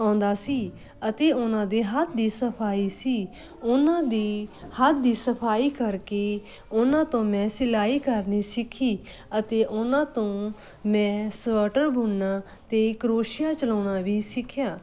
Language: Punjabi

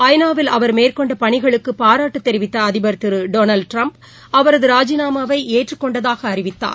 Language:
Tamil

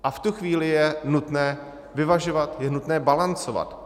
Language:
Czech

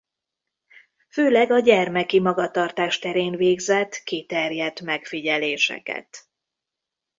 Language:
Hungarian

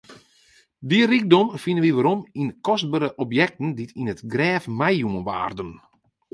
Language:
Western Frisian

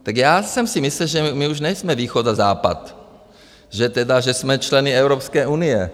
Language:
Czech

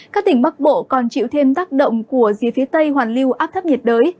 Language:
Vietnamese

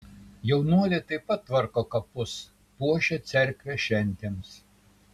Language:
Lithuanian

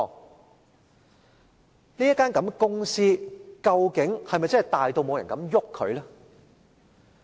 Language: Cantonese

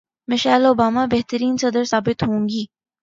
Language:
Urdu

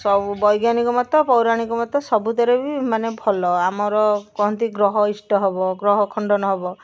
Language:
Odia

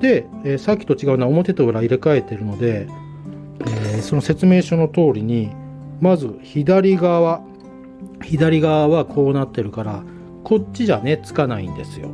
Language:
Japanese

